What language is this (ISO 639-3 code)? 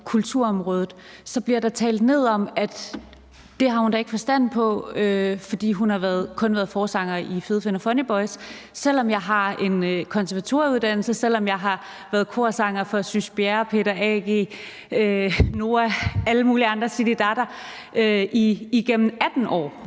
dan